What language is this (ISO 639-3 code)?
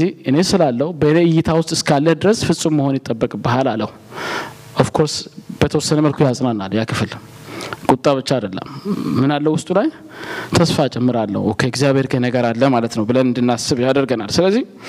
amh